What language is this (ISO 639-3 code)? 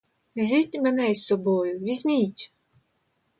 ukr